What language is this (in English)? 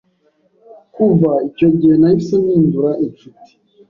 Kinyarwanda